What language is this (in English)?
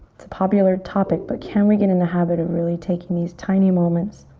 English